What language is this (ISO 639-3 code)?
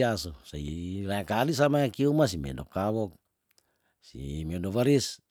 tdn